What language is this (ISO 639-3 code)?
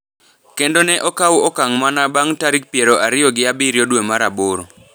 luo